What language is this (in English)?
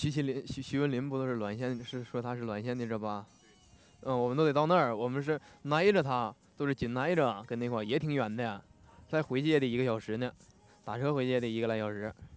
Chinese